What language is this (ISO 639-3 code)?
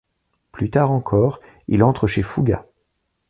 fra